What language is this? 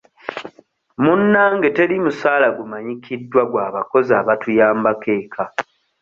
Ganda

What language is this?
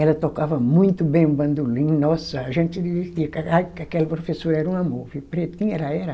Portuguese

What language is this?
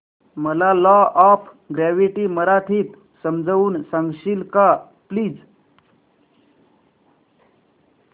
Marathi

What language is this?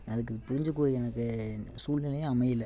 Tamil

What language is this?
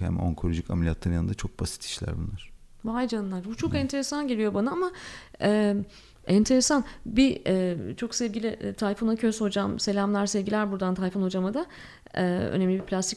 Turkish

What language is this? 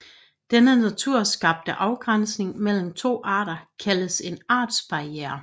Danish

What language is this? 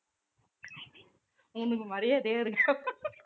Tamil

